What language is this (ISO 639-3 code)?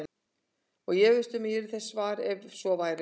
isl